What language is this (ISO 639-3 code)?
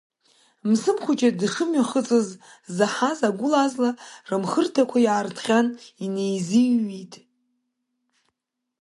abk